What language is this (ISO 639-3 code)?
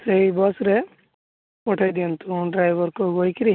ori